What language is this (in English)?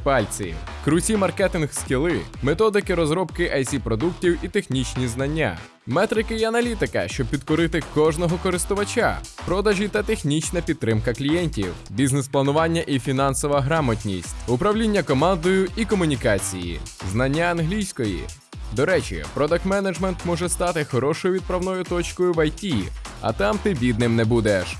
Ukrainian